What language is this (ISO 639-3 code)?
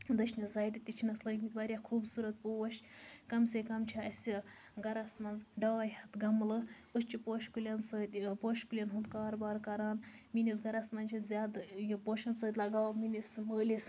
kas